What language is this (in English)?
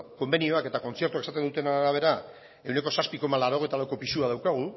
Basque